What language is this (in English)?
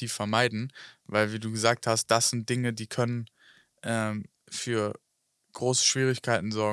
German